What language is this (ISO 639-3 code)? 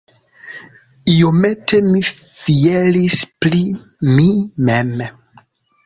epo